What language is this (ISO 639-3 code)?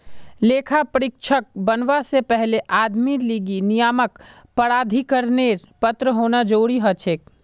mag